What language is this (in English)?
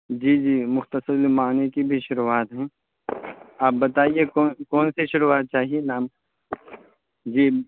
Urdu